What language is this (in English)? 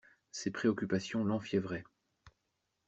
French